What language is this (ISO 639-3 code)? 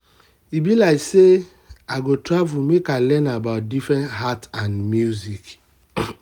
pcm